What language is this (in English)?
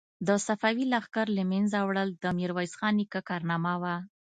Pashto